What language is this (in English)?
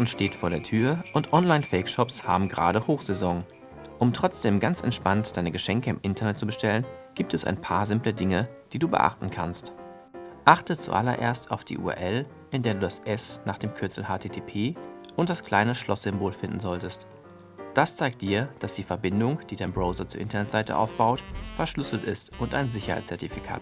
German